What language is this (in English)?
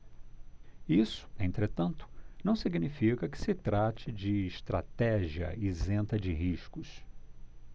Portuguese